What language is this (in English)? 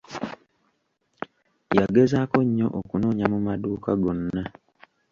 Ganda